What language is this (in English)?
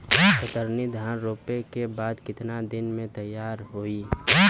Bhojpuri